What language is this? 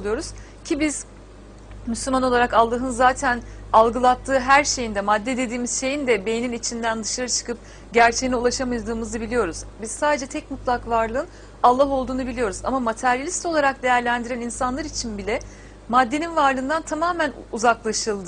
Turkish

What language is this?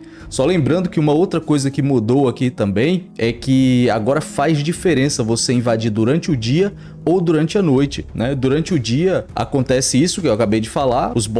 Portuguese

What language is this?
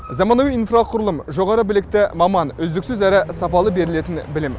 Kazakh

